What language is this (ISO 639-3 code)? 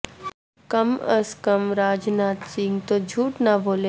urd